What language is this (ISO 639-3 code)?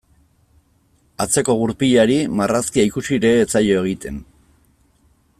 eus